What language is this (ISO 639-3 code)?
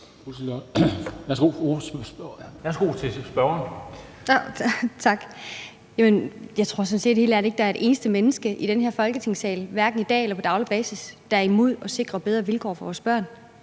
dan